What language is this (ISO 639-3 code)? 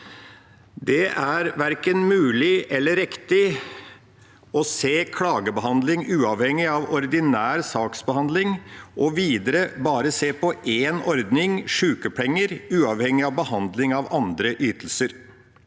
nor